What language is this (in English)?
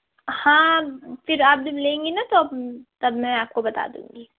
Urdu